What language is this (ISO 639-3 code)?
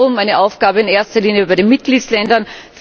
deu